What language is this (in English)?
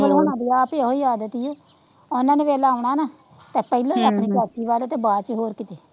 Punjabi